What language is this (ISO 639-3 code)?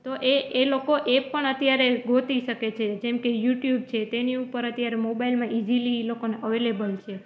guj